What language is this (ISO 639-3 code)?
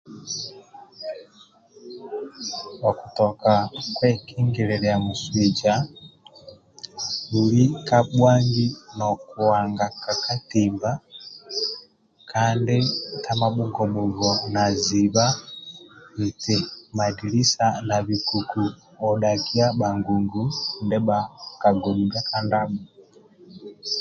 rwm